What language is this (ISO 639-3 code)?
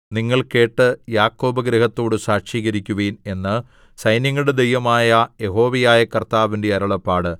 mal